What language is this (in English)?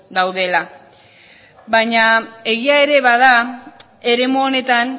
Basque